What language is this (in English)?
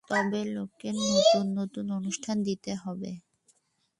Bangla